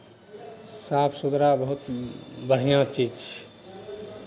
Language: Maithili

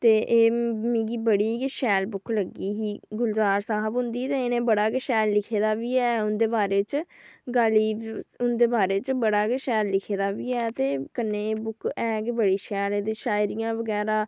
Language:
Dogri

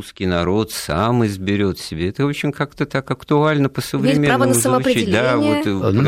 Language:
Russian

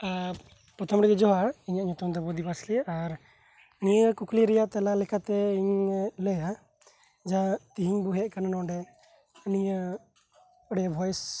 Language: Santali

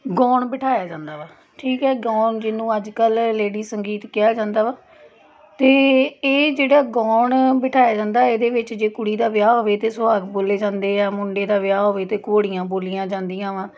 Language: Punjabi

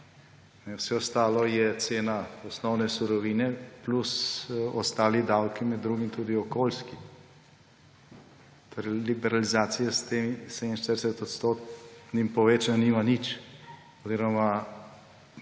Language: Slovenian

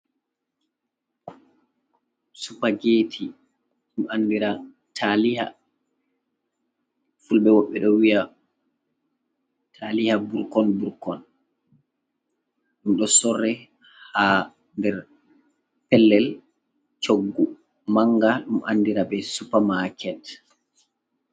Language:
Fula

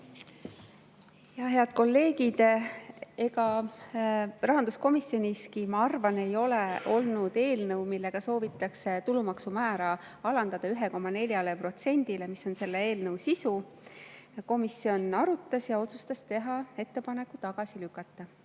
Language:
Estonian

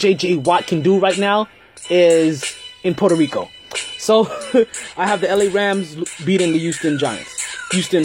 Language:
English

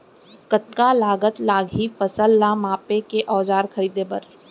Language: Chhattisgarhi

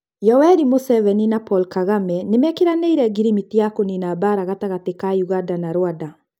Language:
Kikuyu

